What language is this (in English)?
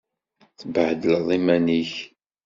Kabyle